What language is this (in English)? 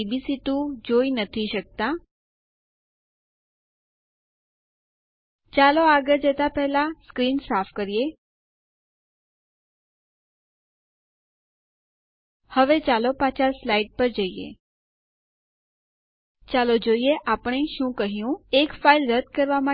Gujarati